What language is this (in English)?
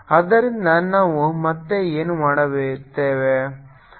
Kannada